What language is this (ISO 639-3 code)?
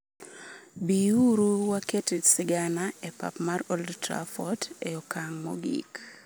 luo